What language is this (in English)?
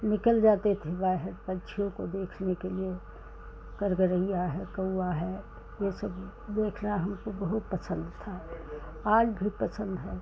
Hindi